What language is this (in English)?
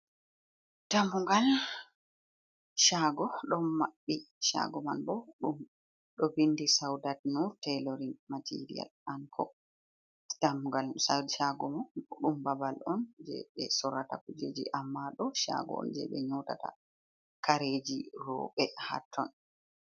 Fula